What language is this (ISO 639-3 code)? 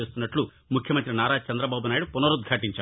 tel